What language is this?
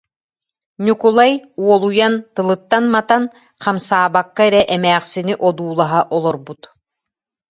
Yakut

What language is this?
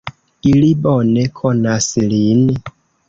Esperanto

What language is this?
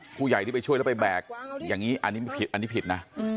Thai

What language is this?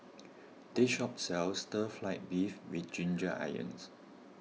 English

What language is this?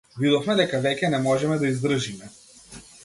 Macedonian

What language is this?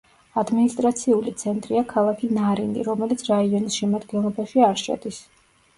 Georgian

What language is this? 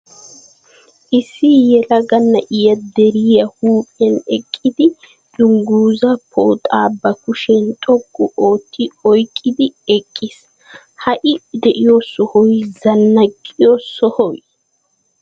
Wolaytta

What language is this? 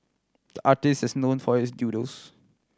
English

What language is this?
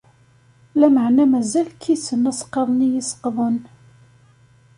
Kabyle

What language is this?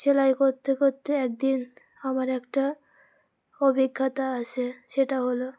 Bangla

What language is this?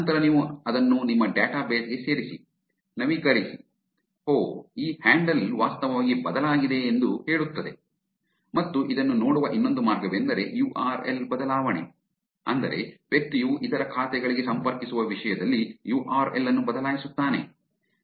Kannada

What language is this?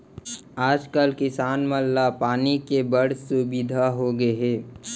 Chhattisgarhi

